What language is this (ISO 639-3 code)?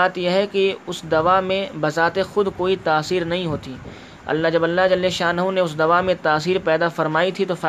urd